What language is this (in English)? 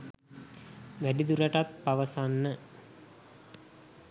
Sinhala